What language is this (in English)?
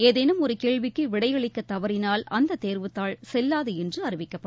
Tamil